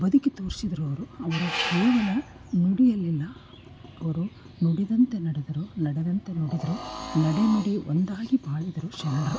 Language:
Kannada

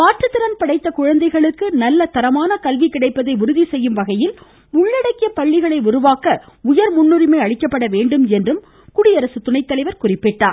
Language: Tamil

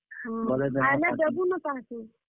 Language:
Odia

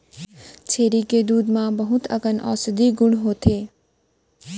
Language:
Chhattisgarhi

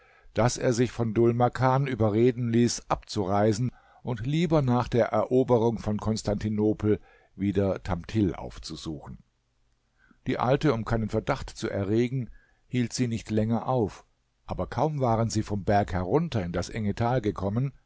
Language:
German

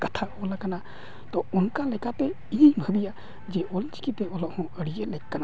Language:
Santali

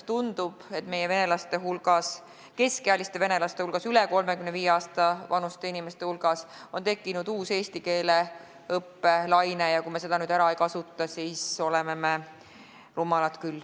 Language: Estonian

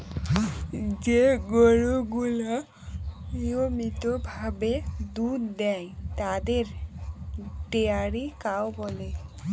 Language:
Bangla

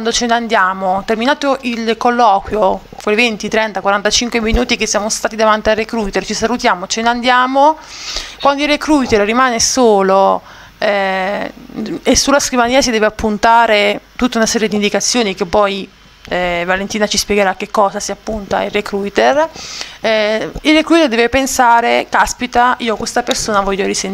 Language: Italian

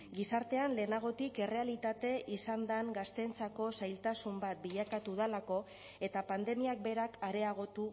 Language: Basque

